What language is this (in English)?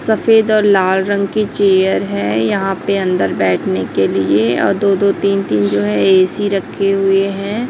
Hindi